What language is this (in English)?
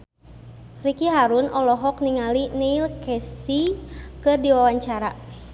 Sundanese